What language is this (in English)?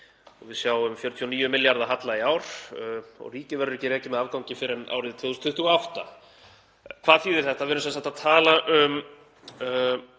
Icelandic